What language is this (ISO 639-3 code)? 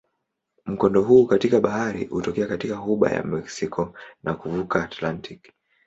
swa